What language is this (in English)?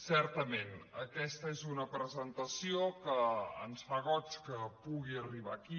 Catalan